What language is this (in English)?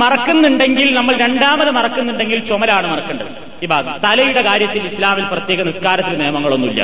Malayalam